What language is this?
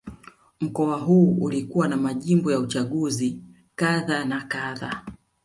Swahili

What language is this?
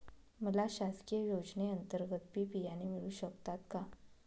Marathi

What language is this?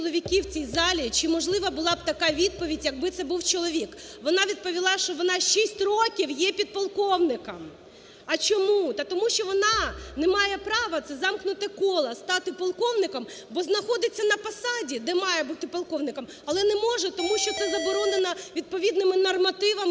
Ukrainian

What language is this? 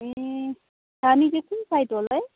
Nepali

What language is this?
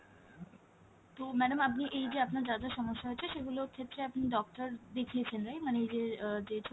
Bangla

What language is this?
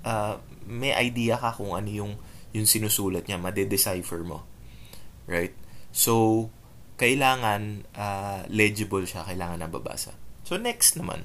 Filipino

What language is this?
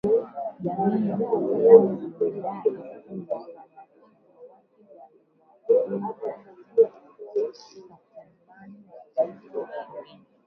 Swahili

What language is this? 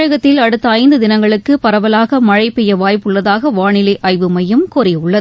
Tamil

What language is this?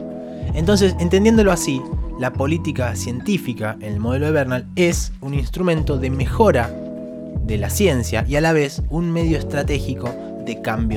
Spanish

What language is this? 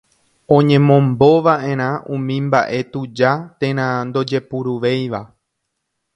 Guarani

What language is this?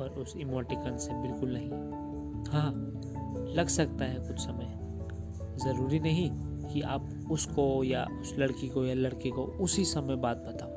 Hindi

